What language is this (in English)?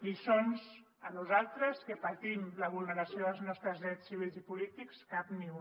Catalan